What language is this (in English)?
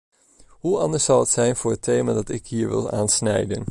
Dutch